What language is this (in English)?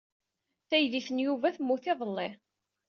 Kabyle